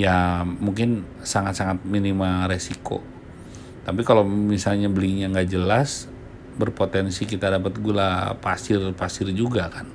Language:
Indonesian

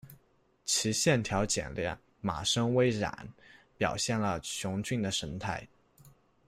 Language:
Chinese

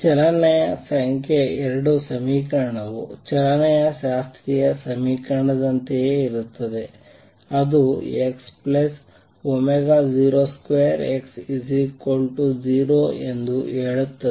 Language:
Kannada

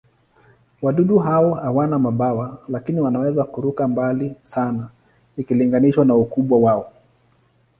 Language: Swahili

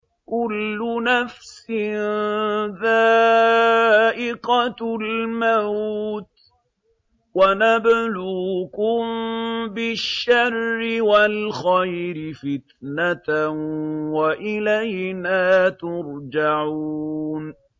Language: Arabic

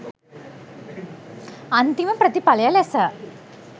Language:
Sinhala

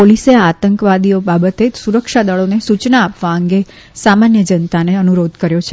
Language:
Gujarati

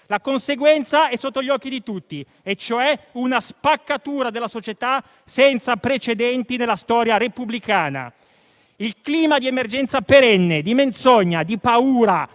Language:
Italian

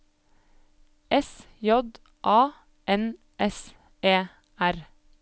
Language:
Norwegian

